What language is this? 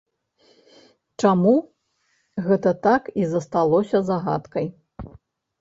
Belarusian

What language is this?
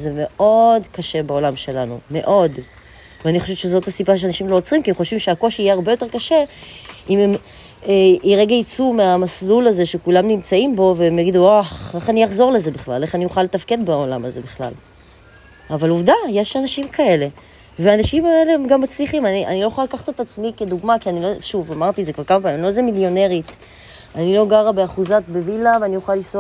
Hebrew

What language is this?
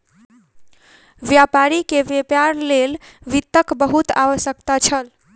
Maithili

